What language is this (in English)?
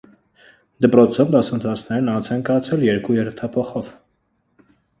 Armenian